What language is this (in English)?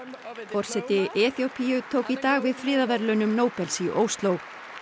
Icelandic